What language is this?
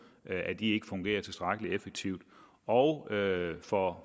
Danish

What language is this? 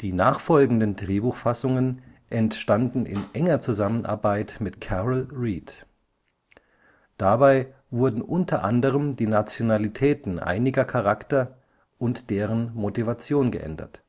German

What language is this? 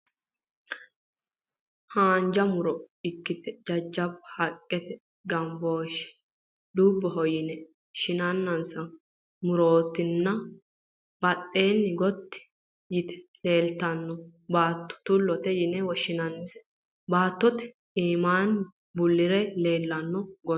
Sidamo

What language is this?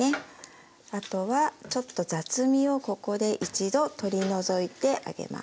Japanese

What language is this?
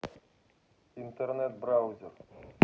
Russian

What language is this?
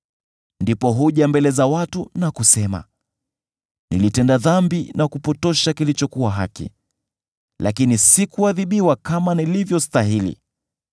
Swahili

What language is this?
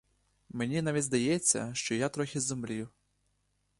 Ukrainian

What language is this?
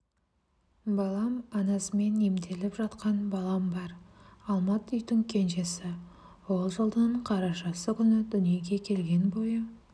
Kazakh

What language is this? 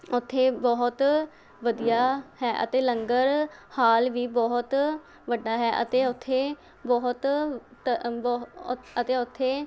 Punjabi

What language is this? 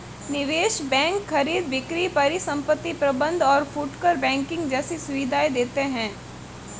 Hindi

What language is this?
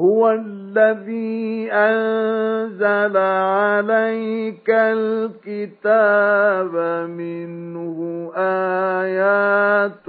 Arabic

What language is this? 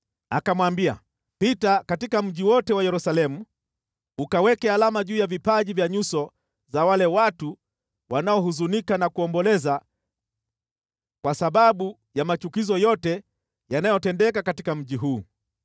Swahili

